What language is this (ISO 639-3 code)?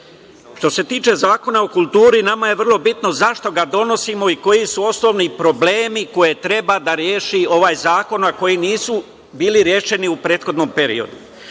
srp